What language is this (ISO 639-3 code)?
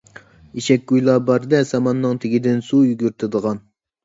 uig